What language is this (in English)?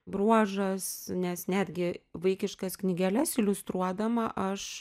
Lithuanian